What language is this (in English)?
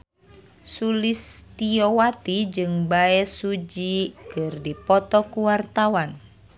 Sundanese